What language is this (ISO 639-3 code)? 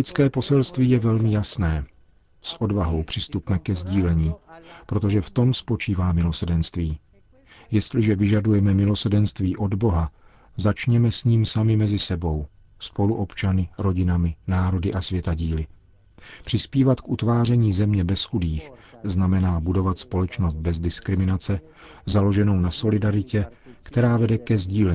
ces